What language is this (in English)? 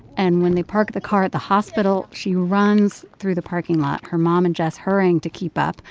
English